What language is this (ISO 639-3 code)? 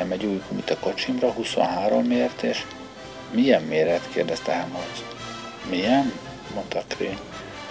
hun